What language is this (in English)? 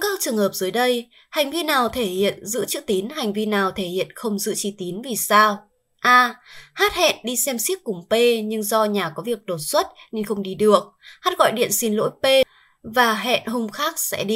Vietnamese